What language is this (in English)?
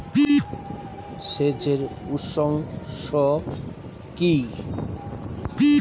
Bangla